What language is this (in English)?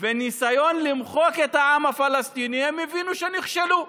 Hebrew